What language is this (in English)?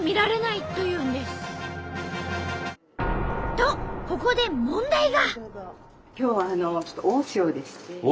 Japanese